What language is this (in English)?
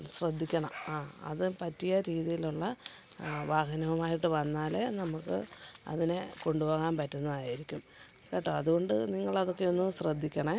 Malayalam